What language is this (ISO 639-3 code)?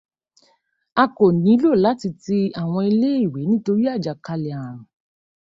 yor